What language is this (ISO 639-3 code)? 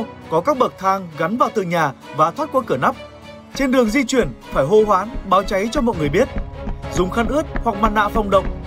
vie